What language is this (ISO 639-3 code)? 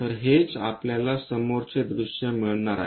mar